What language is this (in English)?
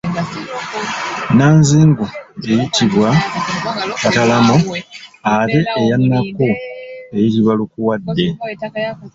Ganda